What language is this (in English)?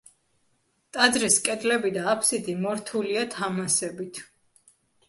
Georgian